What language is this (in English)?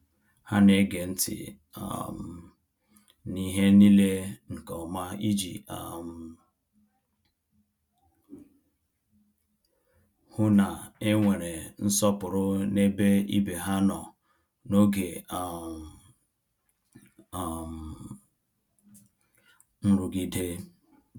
Igbo